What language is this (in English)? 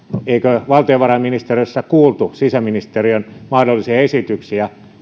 Finnish